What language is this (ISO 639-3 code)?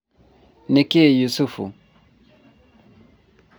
kik